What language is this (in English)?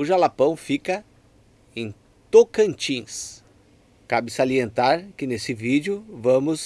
Portuguese